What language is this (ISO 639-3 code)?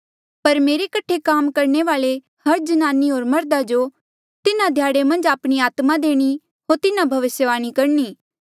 mjl